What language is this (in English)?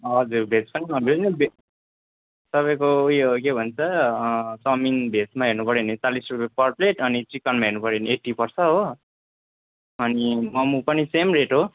Nepali